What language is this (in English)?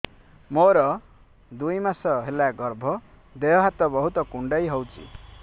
Odia